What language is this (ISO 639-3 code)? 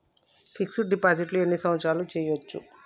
tel